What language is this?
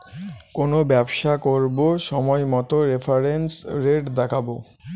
Bangla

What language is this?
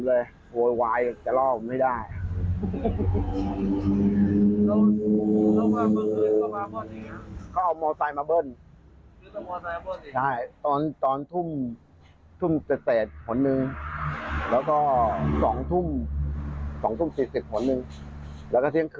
Thai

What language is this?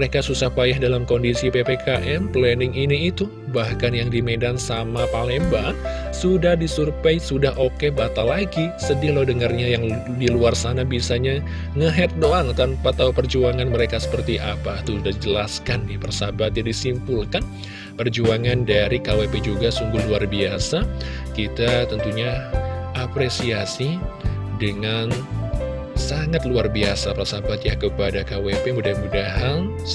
Indonesian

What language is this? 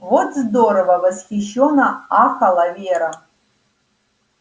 Russian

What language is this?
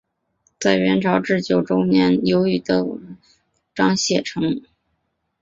Chinese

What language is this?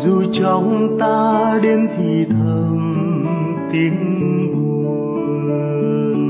Vietnamese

